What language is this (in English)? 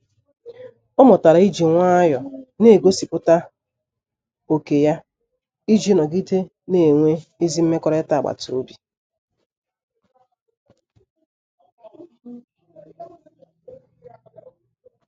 Igbo